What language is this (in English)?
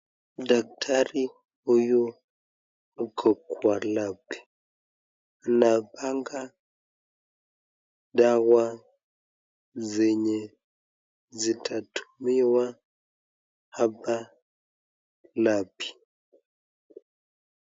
Swahili